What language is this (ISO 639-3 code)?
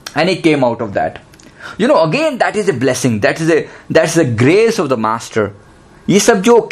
hin